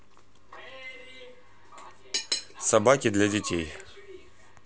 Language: Russian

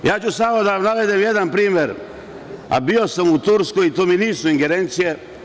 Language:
Serbian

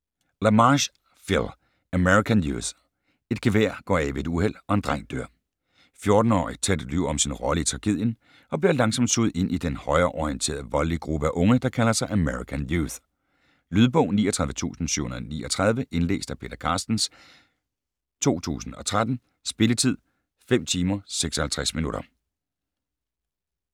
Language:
Danish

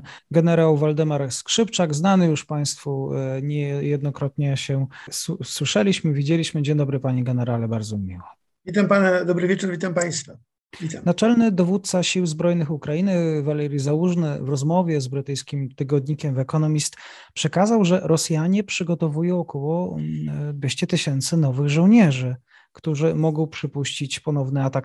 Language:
Polish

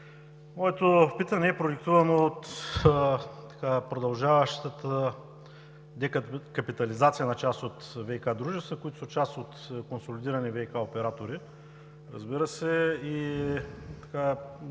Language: Bulgarian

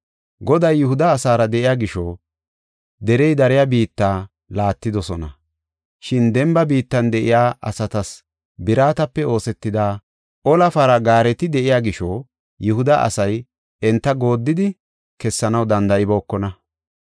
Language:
Gofa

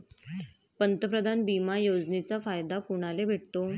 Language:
Marathi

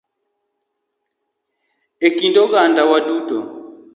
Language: Luo (Kenya and Tanzania)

